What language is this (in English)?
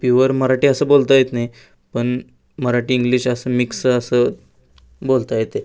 Marathi